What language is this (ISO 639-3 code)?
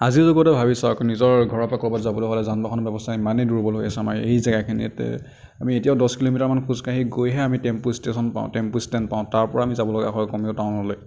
asm